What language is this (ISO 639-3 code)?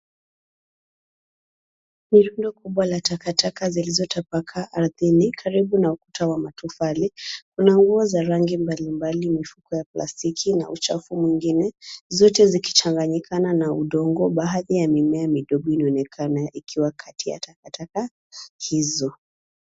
swa